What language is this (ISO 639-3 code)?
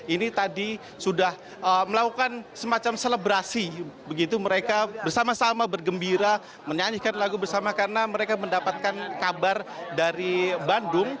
ind